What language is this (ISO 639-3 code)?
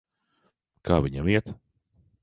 lav